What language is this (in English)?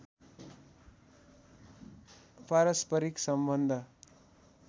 Nepali